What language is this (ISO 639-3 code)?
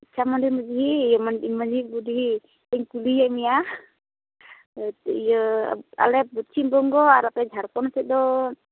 sat